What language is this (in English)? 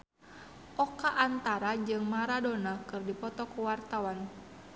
Sundanese